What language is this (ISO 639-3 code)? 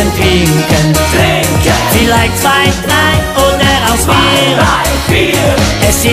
ind